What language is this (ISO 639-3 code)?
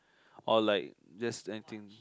eng